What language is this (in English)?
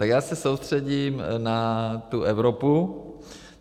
Czech